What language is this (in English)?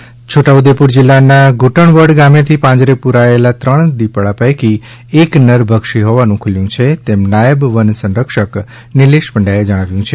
Gujarati